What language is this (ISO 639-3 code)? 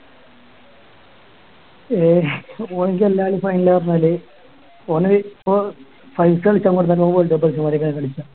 mal